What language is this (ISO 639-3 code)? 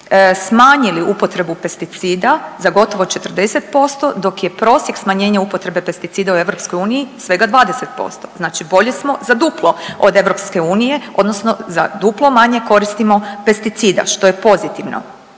hrv